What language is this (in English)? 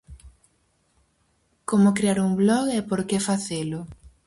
Galician